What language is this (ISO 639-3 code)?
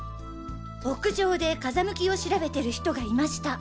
jpn